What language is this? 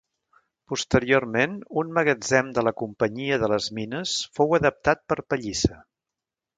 Catalan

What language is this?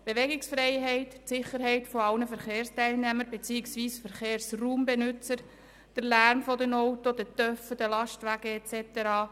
Swiss German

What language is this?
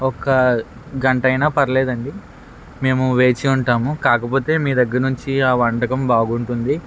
Telugu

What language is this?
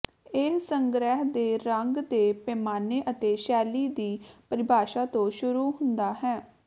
Punjabi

